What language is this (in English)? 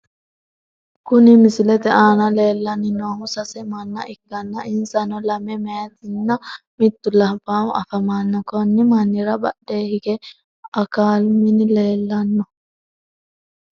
Sidamo